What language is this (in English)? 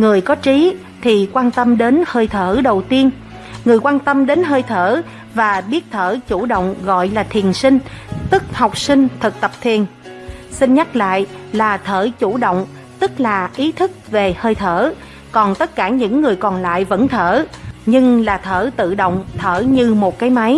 Vietnamese